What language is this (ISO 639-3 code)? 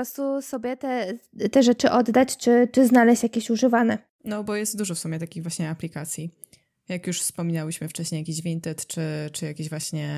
pol